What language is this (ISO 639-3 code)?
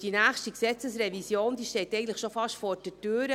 gsw